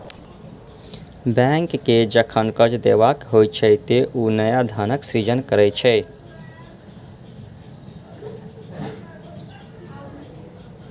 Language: Maithili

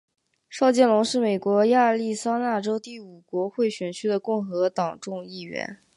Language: Chinese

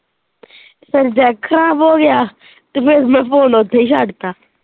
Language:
Punjabi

